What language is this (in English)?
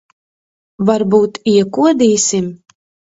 Latvian